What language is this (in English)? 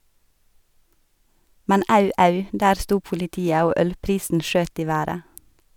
Norwegian